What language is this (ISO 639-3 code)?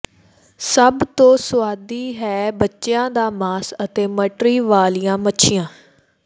pan